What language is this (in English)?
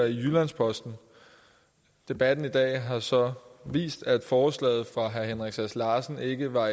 Danish